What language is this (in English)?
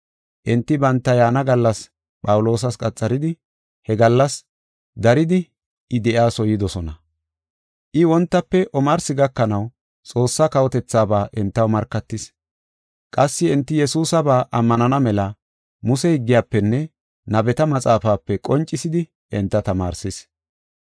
Gofa